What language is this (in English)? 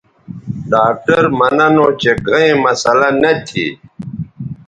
Bateri